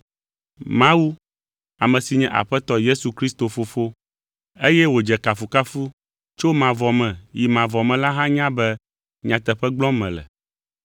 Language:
Ewe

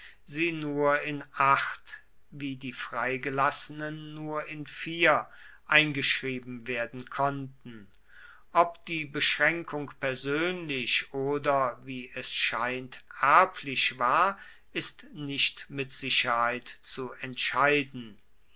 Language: German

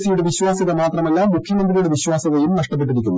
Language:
Malayalam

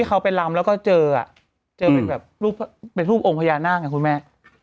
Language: Thai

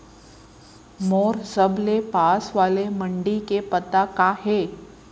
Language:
Chhattisgarhi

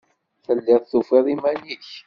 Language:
Kabyle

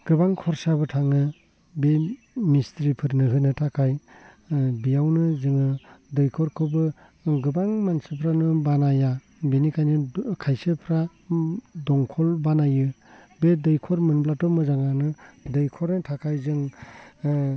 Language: Bodo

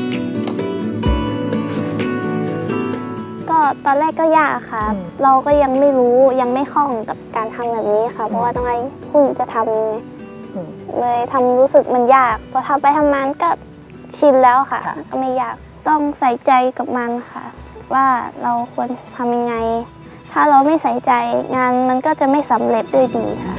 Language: Thai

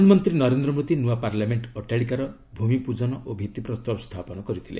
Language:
Odia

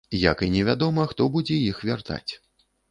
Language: Belarusian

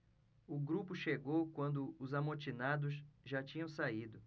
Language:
Portuguese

